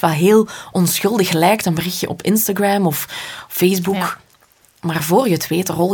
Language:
Dutch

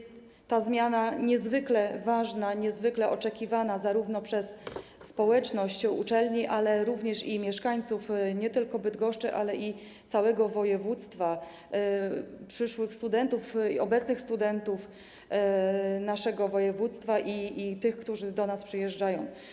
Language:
Polish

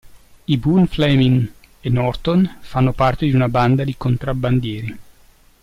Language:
Italian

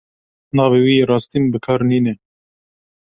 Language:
Kurdish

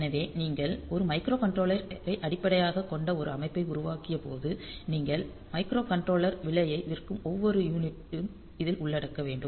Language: Tamil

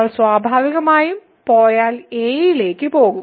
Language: Malayalam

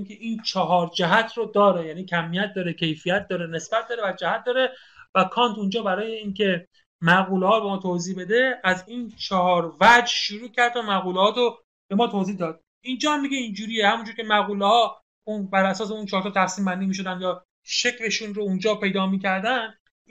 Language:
Persian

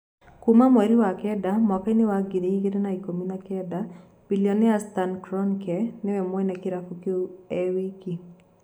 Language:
Kikuyu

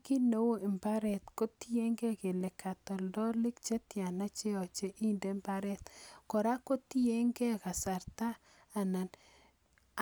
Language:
Kalenjin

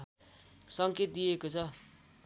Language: Nepali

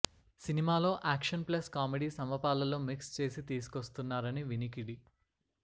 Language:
Telugu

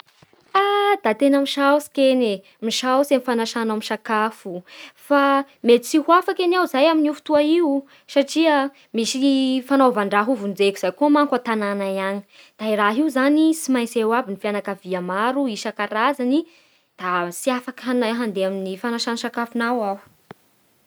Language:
Bara Malagasy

